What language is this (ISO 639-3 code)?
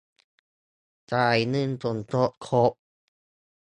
tha